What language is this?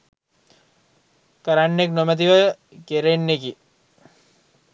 Sinhala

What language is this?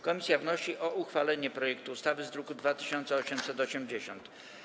Polish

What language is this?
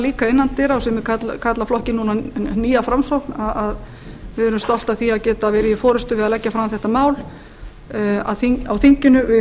Icelandic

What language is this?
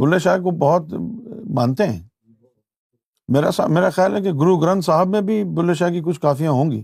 Urdu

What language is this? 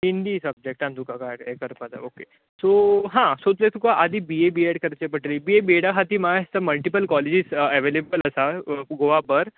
Konkani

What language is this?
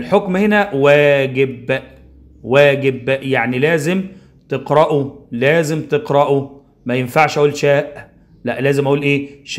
Arabic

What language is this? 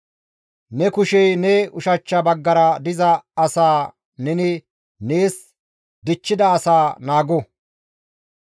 Gamo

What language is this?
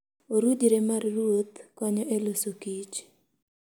Luo (Kenya and Tanzania)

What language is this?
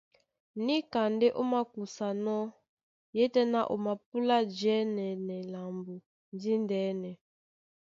Duala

